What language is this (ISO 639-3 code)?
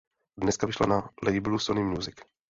ces